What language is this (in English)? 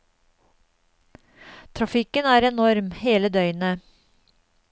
Norwegian